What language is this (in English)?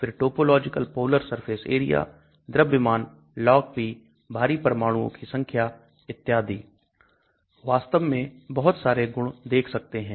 Hindi